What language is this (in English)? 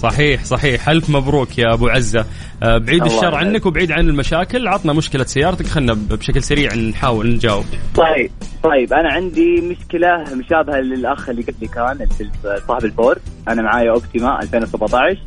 Arabic